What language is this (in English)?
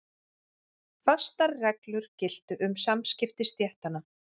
Icelandic